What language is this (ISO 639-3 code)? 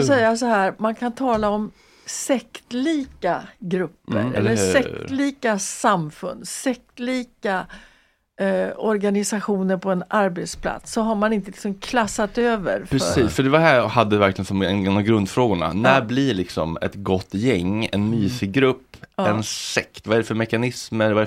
swe